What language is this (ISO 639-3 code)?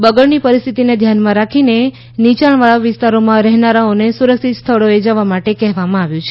guj